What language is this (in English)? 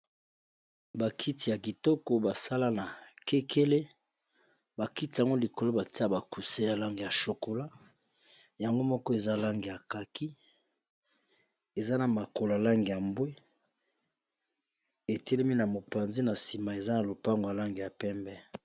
Lingala